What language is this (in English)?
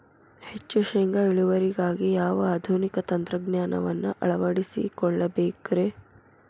Kannada